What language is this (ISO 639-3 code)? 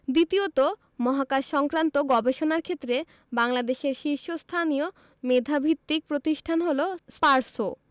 ben